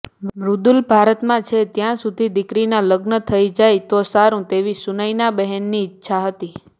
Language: Gujarati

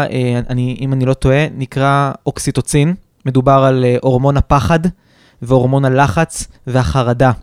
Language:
Hebrew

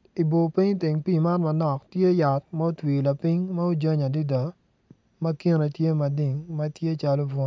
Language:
Acoli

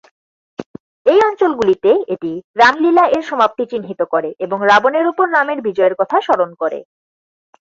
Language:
Bangla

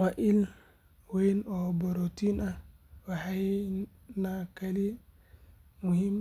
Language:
Somali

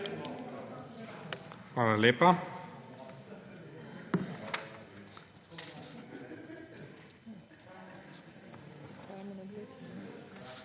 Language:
Slovenian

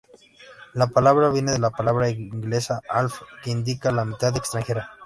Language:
Spanish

